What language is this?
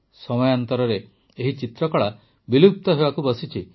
Odia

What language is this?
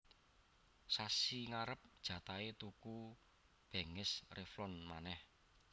Javanese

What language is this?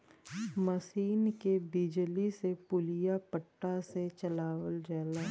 Bhojpuri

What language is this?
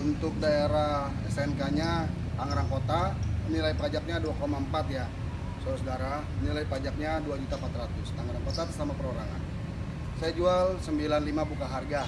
Indonesian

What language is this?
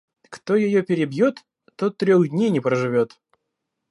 Russian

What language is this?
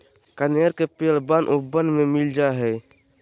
Magahi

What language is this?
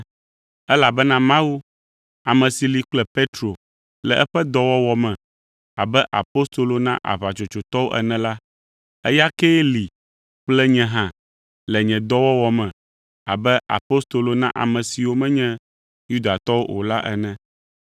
Ewe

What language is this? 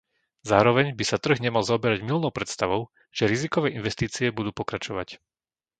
Slovak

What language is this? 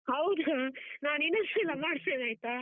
Kannada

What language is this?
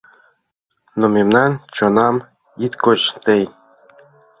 Mari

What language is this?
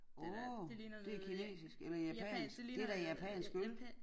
Danish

